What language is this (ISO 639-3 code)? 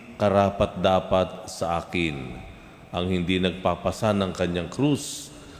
fil